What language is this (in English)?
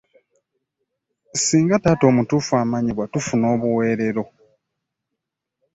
Ganda